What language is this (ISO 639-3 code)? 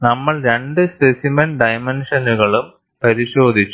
mal